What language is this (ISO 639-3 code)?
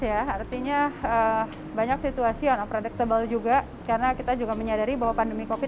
ind